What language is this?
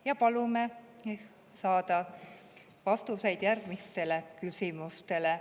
Estonian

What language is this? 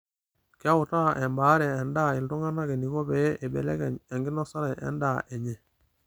Masai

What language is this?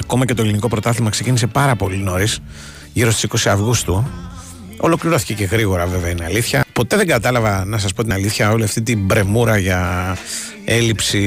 Greek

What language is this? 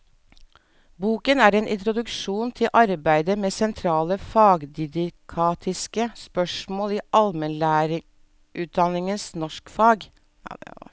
Norwegian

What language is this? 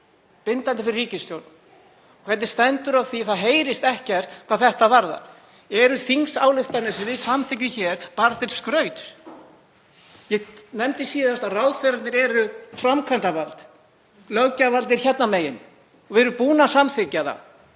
Icelandic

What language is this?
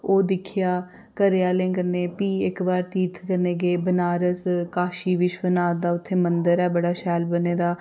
Dogri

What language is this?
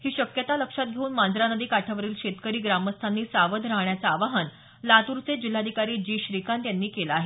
Marathi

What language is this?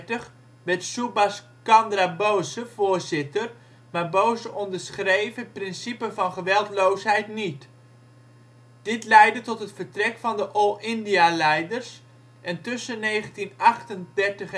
Dutch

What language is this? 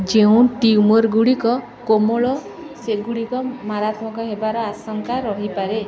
Odia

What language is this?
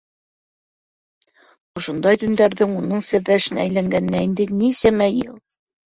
Bashkir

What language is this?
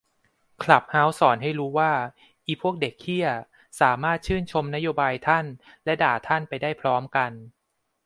Thai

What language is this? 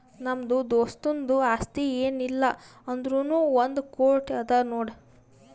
Kannada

